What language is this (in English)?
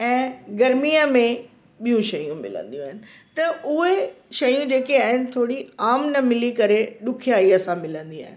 Sindhi